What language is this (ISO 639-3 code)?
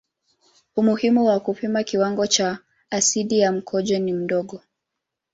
swa